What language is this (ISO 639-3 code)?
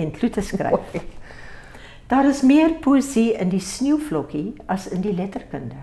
nld